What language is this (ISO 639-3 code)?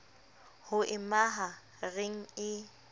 sot